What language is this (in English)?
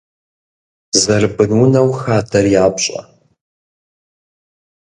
Kabardian